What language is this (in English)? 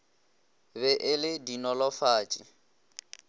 Northern Sotho